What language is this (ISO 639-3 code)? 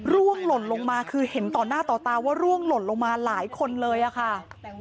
tha